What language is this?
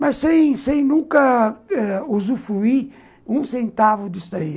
Portuguese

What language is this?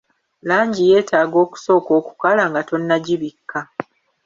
Ganda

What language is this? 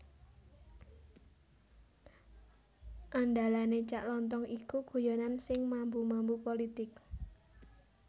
Javanese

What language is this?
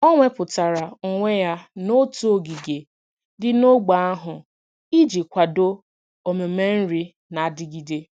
Igbo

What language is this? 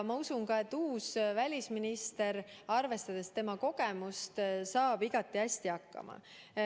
Estonian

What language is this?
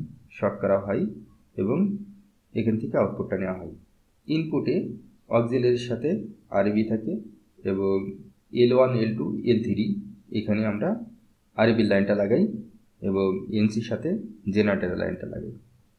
Hindi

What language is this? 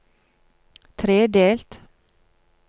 Norwegian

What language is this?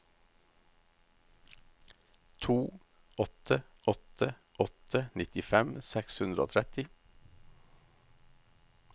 Norwegian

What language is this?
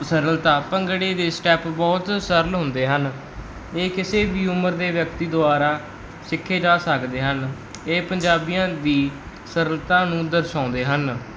Punjabi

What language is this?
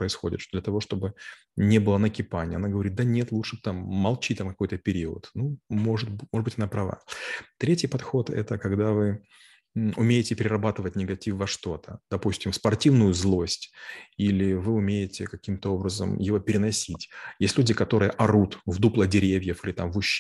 Russian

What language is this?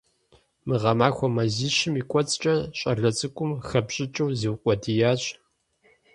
Kabardian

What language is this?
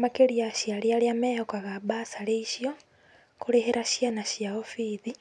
Kikuyu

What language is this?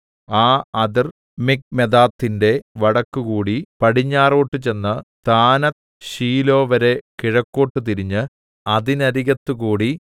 Malayalam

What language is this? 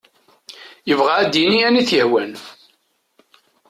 Kabyle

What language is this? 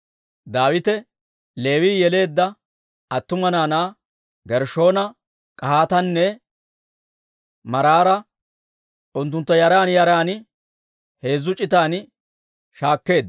Dawro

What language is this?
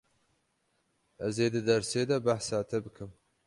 Kurdish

